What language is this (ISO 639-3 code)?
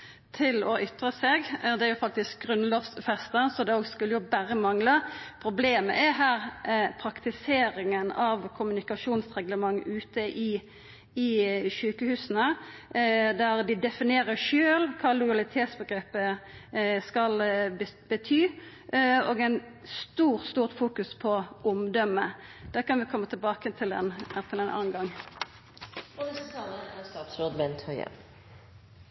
nor